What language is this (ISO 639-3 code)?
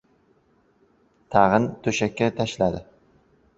uzb